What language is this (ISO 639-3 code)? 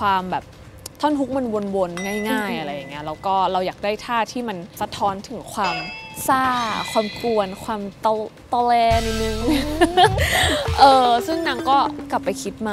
tha